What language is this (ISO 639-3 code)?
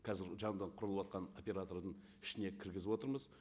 kaz